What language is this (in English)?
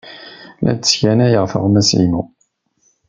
Kabyle